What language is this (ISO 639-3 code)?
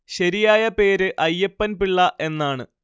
mal